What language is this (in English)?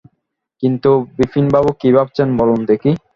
Bangla